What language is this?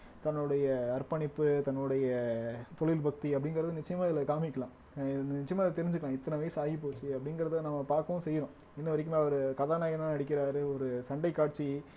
Tamil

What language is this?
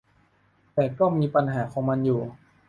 Thai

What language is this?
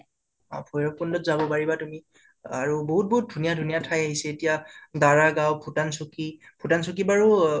Assamese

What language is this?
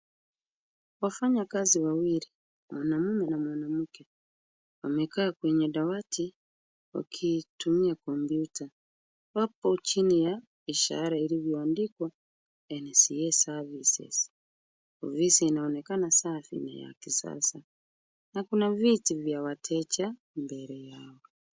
Swahili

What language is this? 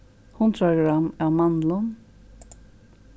Faroese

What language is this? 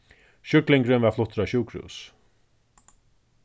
Faroese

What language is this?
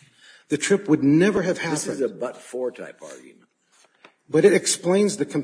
English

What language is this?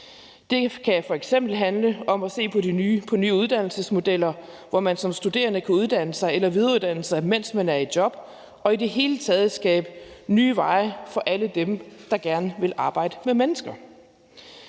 Danish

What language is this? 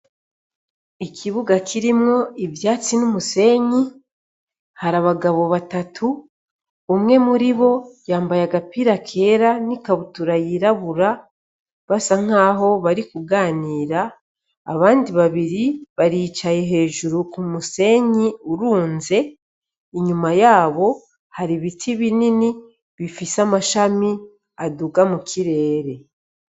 Rundi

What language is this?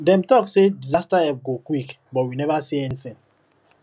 Nigerian Pidgin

